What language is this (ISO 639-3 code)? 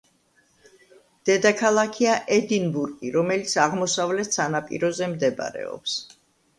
kat